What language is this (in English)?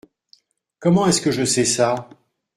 French